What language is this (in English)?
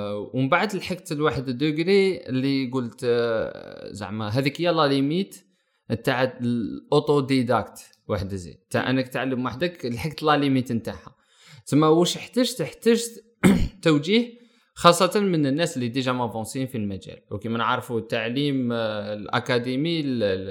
Arabic